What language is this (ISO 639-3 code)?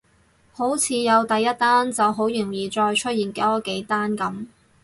yue